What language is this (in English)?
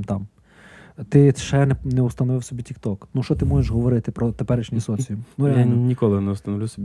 Ukrainian